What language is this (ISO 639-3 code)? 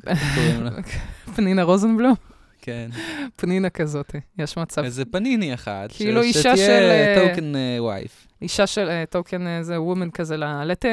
heb